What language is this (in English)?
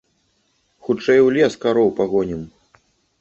Belarusian